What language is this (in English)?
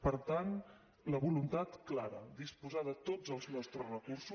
Catalan